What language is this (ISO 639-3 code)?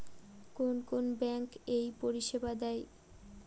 ben